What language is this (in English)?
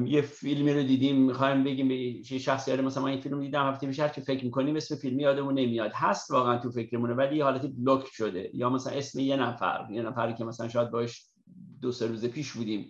Persian